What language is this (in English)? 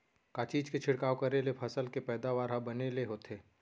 Chhattisgarhi